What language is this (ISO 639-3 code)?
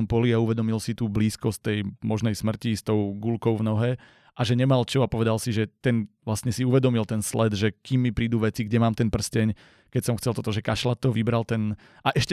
slk